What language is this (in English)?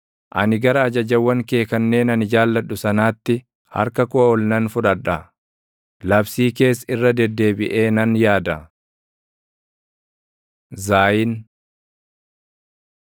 Oromo